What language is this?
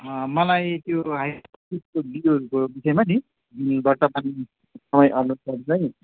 Nepali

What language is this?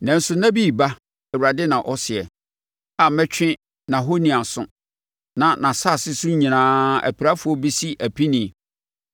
Akan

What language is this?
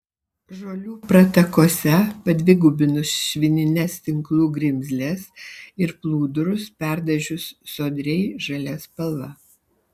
Lithuanian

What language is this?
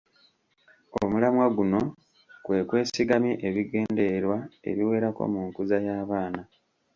Ganda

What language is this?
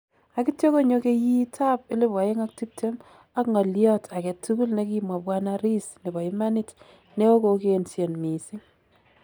Kalenjin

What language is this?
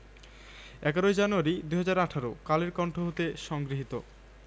Bangla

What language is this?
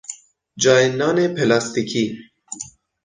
Persian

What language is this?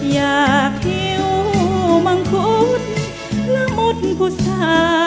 Thai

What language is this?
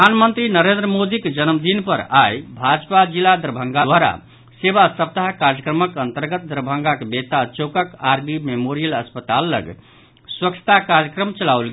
Maithili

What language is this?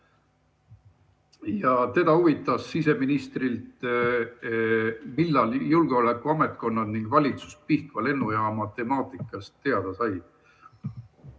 Estonian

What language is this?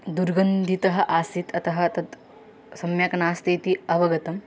Sanskrit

